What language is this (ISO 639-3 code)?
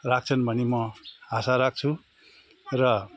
nep